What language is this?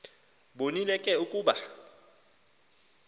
Xhosa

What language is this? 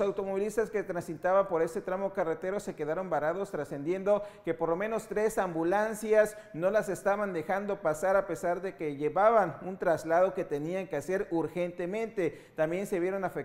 Spanish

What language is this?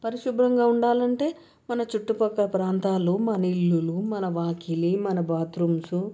Telugu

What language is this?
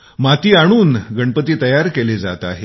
Marathi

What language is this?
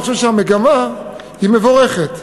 Hebrew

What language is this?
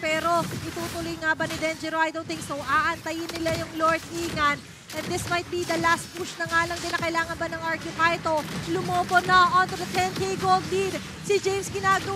Filipino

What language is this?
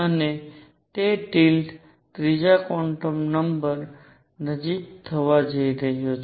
Gujarati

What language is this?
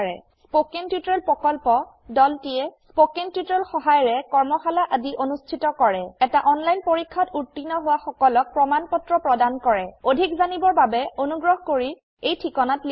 Assamese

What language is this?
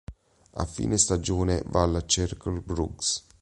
Italian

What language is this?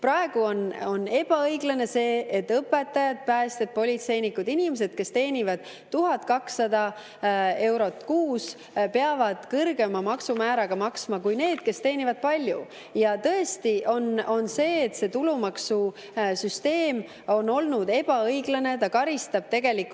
Estonian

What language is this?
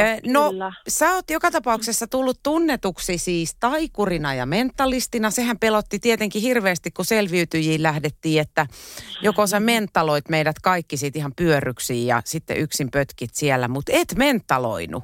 Finnish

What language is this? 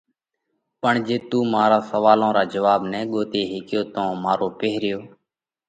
Parkari Koli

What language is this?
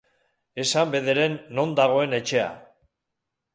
Basque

